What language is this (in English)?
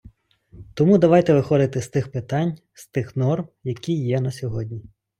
Ukrainian